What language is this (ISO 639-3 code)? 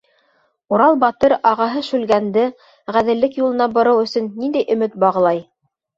bak